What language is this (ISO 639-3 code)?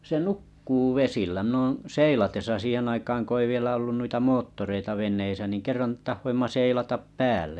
fin